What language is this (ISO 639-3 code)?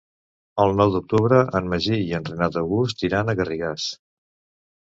cat